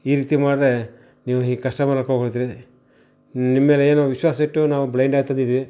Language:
Kannada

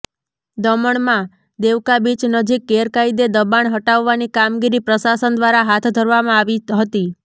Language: Gujarati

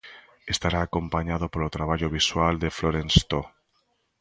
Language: Galician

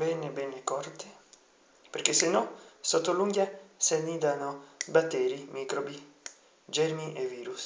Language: Italian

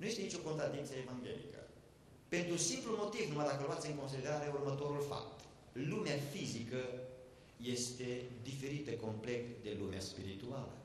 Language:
Romanian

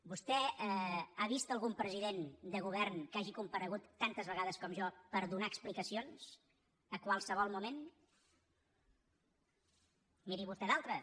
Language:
Catalan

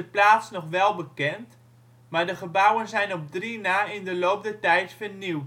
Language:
Dutch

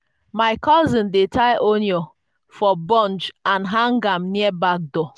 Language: Nigerian Pidgin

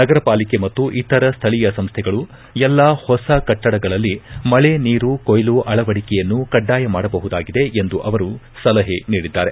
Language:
Kannada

